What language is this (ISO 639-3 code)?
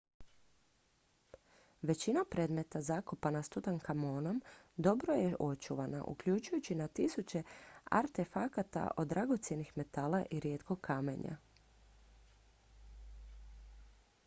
hrv